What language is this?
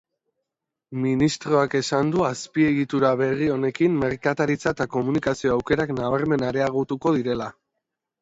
Basque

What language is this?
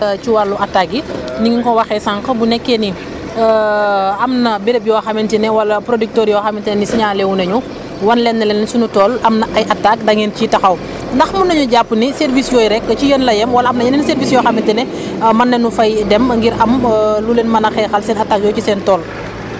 Wolof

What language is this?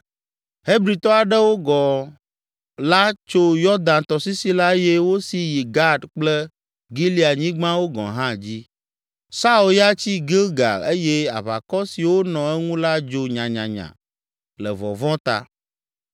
Ewe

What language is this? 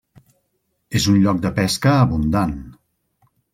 Catalan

